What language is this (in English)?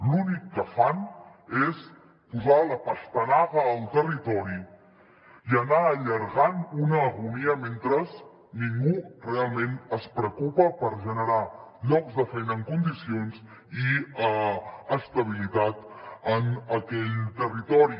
Catalan